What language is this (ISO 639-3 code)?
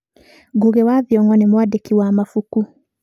kik